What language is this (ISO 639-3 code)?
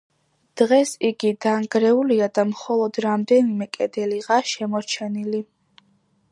kat